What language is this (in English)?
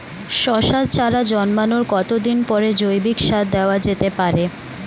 Bangla